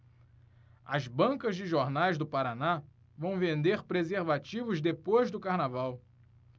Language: Portuguese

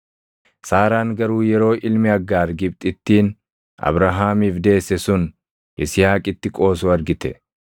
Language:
Oromo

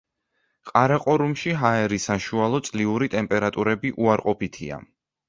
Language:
Georgian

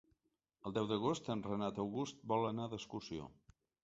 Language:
Catalan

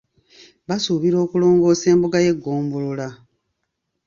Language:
Ganda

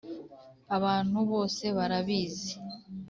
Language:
Kinyarwanda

